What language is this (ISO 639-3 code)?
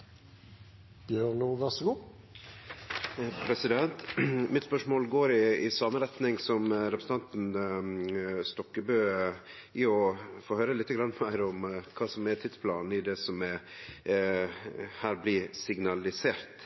nno